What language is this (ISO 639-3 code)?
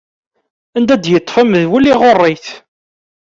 kab